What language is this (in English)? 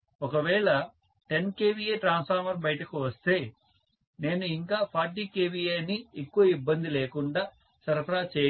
Telugu